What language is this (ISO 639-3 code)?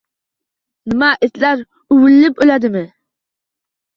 uzb